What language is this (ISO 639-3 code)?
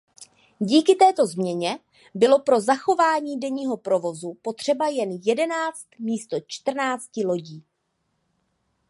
ces